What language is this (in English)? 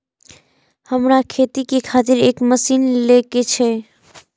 Maithili